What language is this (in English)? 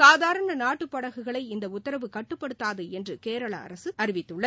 Tamil